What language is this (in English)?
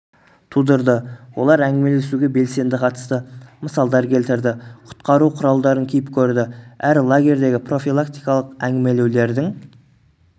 Kazakh